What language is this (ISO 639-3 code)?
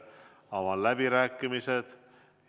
est